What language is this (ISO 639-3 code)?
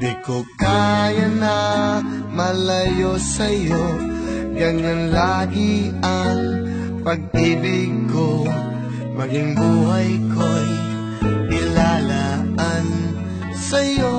ind